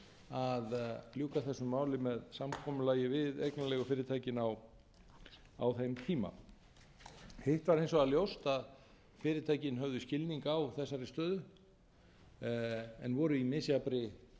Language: Icelandic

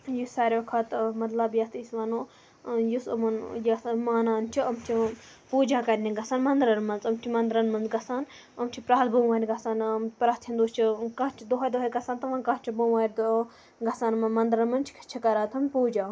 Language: Kashmiri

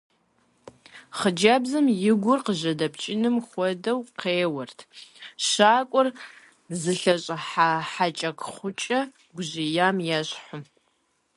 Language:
Kabardian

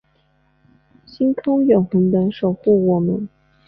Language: Chinese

